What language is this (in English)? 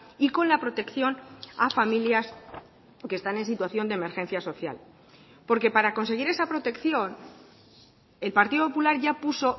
Spanish